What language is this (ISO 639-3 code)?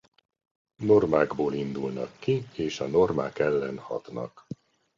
hun